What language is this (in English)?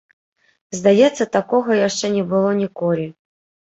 Belarusian